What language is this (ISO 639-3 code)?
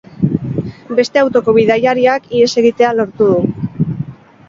eus